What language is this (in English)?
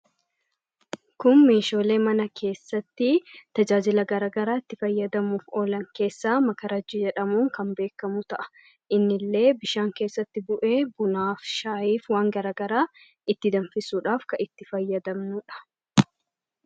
Oromo